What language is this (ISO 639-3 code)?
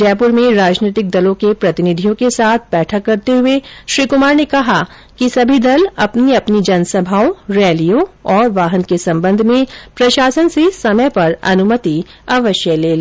hin